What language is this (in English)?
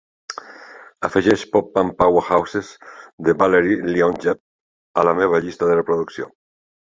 Catalan